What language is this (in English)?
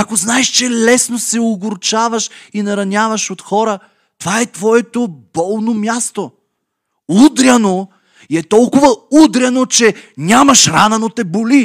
Bulgarian